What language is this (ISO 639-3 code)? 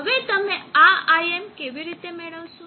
guj